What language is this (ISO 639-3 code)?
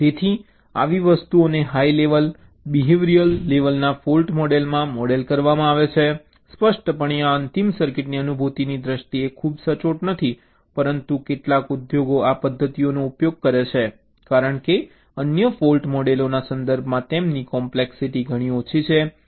guj